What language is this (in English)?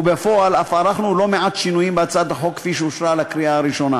Hebrew